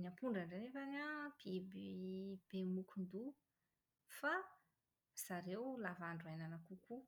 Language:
Malagasy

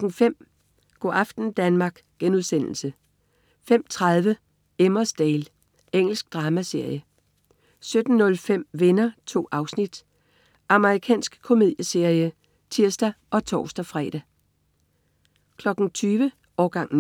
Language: Danish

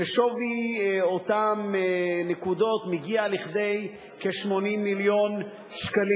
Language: Hebrew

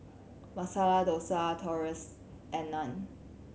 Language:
English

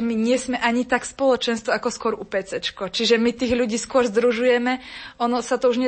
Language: Slovak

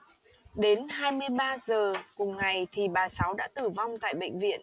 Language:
Vietnamese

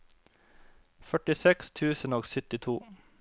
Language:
Norwegian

